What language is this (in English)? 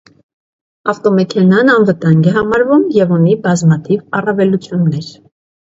Armenian